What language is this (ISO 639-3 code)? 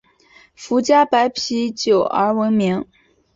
zho